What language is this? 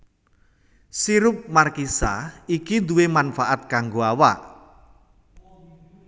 Javanese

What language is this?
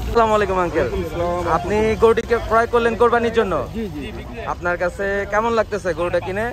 Romanian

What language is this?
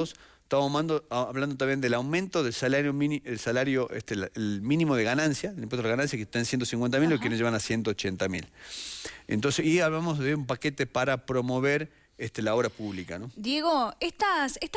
Spanish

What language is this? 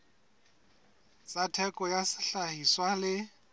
Southern Sotho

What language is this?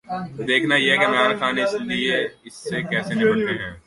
Urdu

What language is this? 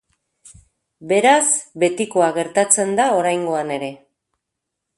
Basque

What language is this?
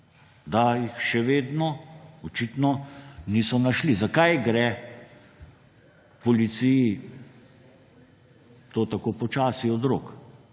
Slovenian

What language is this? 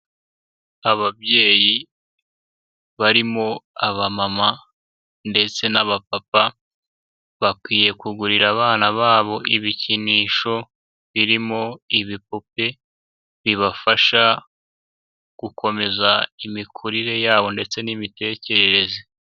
Kinyarwanda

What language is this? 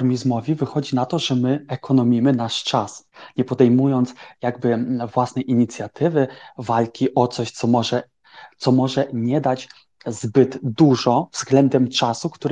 Polish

